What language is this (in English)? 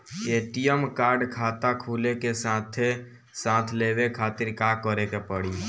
Bhojpuri